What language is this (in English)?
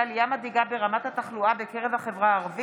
Hebrew